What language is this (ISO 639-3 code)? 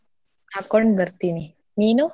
kan